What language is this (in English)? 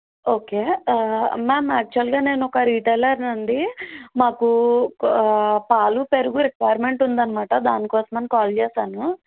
Telugu